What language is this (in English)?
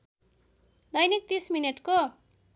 Nepali